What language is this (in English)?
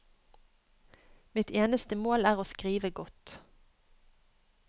Norwegian